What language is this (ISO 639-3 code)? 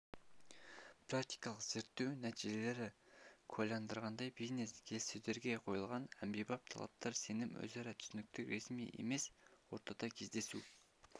kaz